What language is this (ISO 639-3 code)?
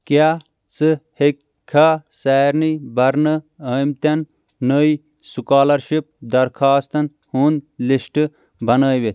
kas